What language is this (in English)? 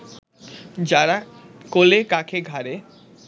Bangla